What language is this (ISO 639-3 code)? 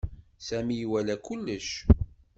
kab